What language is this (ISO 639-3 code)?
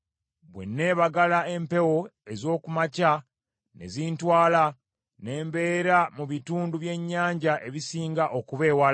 lug